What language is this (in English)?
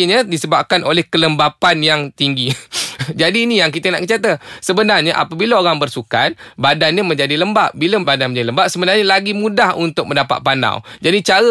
Malay